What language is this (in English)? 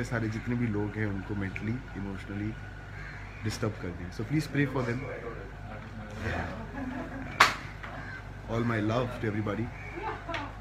Italian